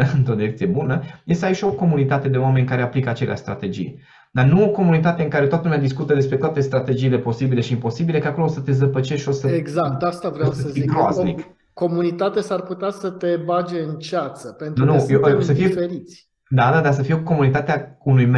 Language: Romanian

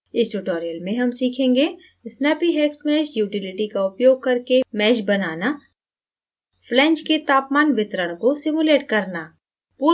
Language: Hindi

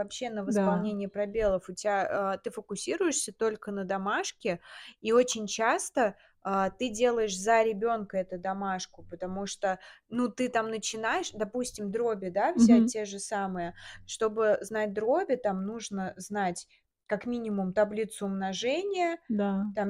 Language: Russian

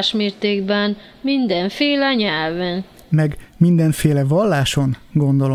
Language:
Hungarian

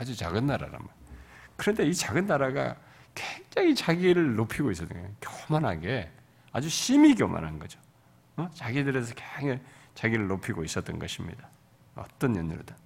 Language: Korean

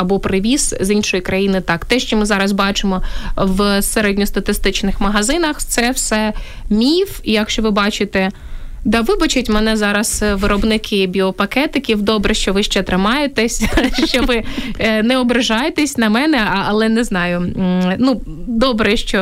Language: Ukrainian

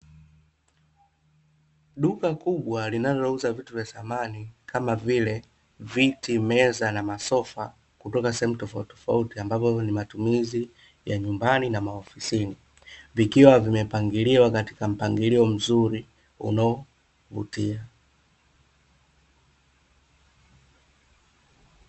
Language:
Swahili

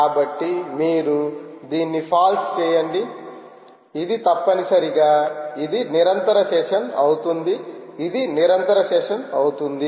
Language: Telugu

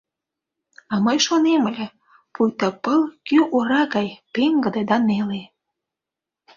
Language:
Mari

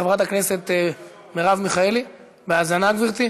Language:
Hebrew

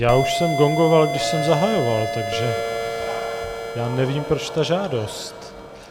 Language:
Czech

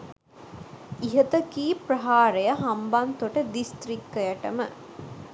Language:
Sinhala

